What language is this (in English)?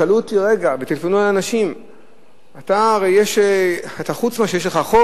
Hebrew